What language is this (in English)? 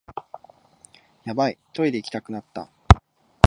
Japanese